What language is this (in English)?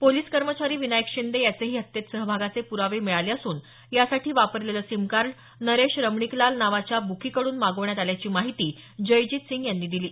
Marathi